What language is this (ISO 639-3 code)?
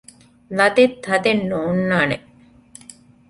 div